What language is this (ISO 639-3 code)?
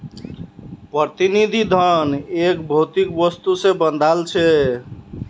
mag